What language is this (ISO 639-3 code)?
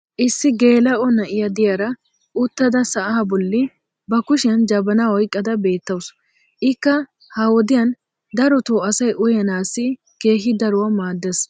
wal